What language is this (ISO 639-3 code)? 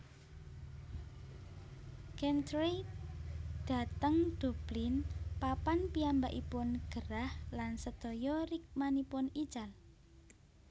jav